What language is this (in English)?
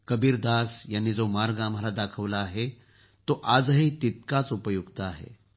Marathi